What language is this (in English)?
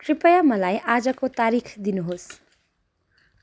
Nepali